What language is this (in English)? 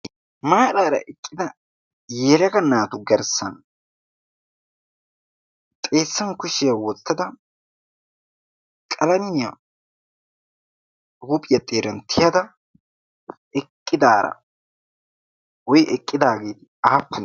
Wolaytta